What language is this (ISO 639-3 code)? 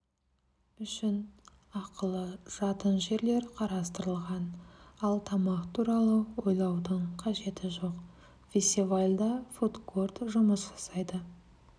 kaz